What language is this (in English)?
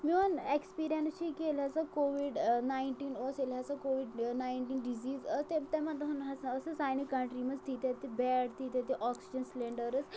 Kashmiri